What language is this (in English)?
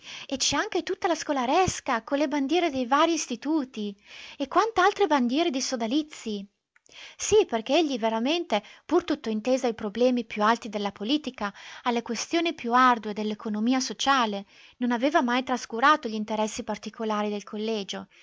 Italian